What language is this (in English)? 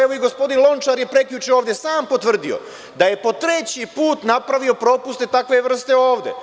Serbian